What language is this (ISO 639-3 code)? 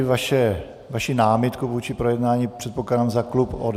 ces